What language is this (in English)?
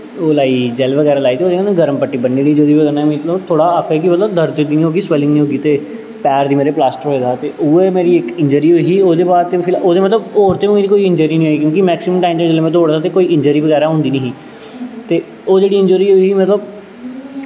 Dogri